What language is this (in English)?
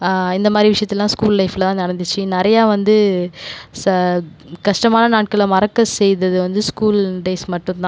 Tamil